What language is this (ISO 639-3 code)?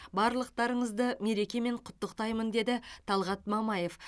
kaz